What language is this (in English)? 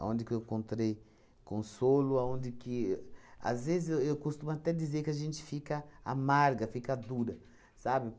Portuguese